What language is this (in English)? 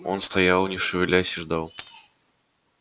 Russian